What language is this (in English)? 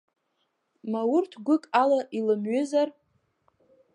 Abkhazian